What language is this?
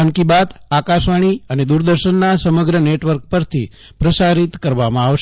Gujarati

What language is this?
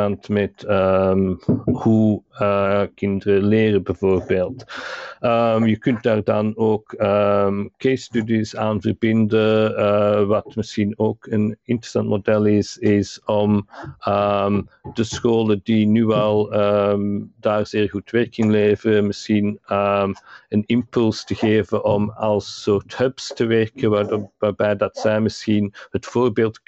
Dutch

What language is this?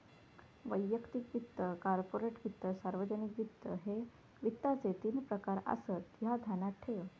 Marathi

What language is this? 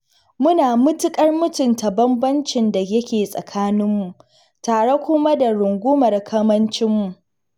Hausa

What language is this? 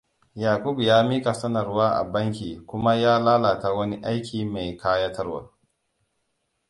Hausa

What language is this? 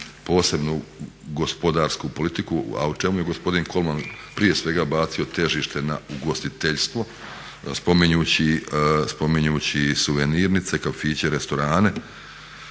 Croatian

